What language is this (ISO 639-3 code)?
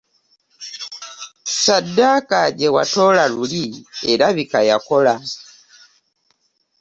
lug